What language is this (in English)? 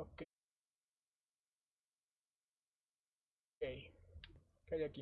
Spanish